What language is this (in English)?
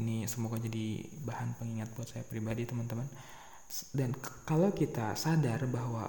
Indonesian